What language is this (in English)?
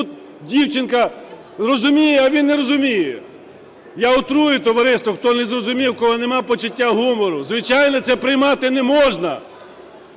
Ukrainian